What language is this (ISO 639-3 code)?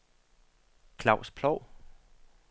dan